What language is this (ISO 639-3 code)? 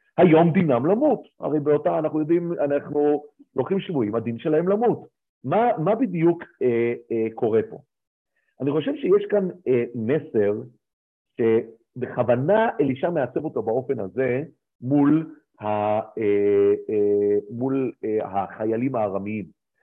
heb